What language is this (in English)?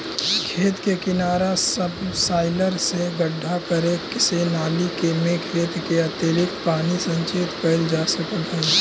Magahi